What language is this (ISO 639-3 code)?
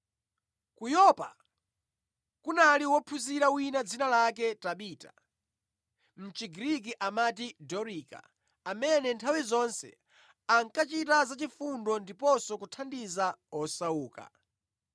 nya